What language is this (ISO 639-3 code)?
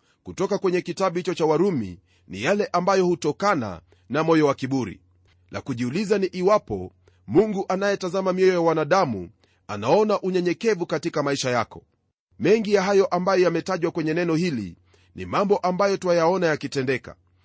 swa